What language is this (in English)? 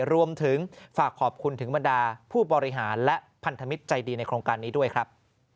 Thai